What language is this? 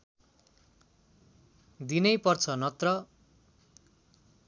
Nepali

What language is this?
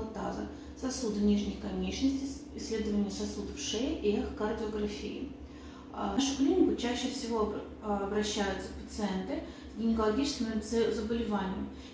Russian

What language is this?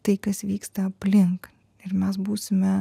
Lithuanian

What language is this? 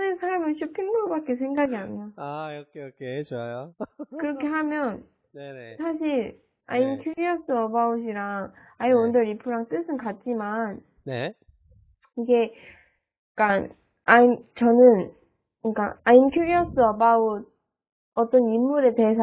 Korean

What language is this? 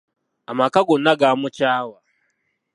Ganda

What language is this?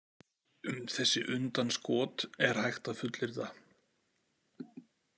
Icelandic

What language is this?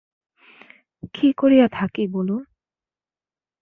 Bangla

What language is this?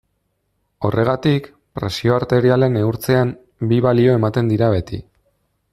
Basque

